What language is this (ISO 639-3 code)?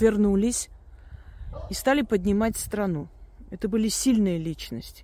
rus